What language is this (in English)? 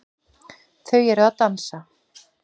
Icelandic